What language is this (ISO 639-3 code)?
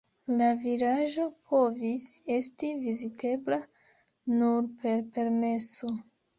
epo